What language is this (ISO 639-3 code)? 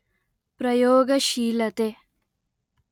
kan